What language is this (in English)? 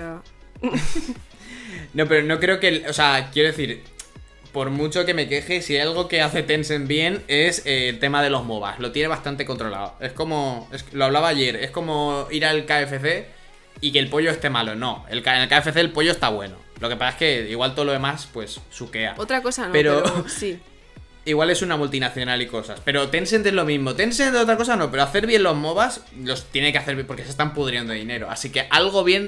Spanish